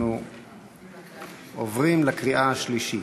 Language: Hebrew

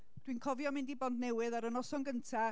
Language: Welsh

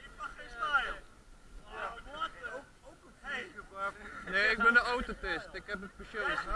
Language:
Dutch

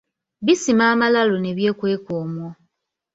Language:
Ganda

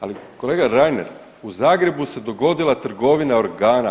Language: Croatian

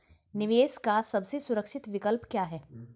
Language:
Hindi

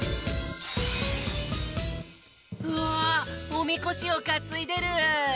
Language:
Japanese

